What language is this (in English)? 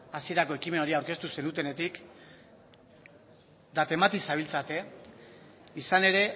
Basque